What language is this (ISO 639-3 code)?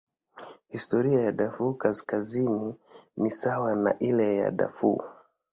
swa